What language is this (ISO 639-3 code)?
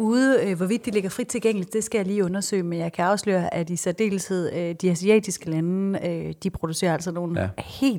dan